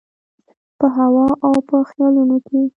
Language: Pashto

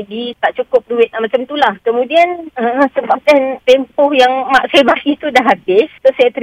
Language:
Malay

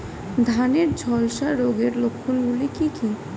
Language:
Bangla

